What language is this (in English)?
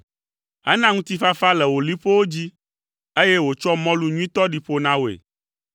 Ewe